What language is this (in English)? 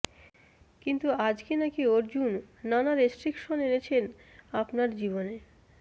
Bangla